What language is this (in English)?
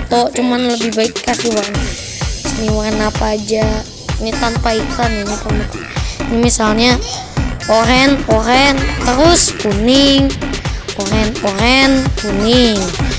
Indonesian